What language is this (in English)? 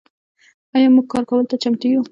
Pashto